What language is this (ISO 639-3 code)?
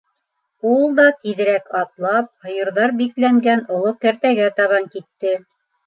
bak